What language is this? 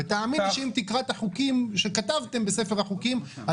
Hebrew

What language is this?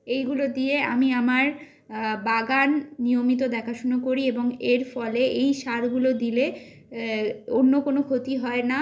Bangla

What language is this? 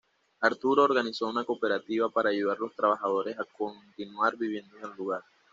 Spanish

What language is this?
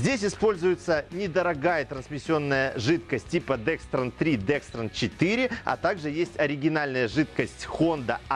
Russian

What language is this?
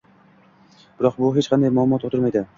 Uzbek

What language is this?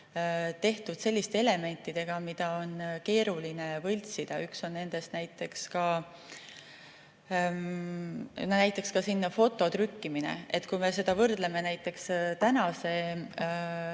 Estonian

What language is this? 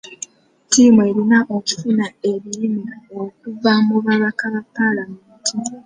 Ganda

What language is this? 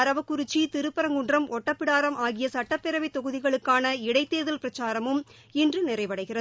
Tamil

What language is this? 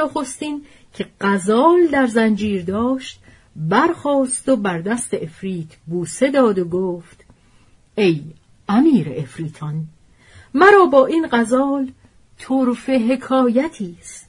Persian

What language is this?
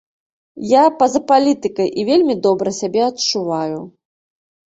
Belarusian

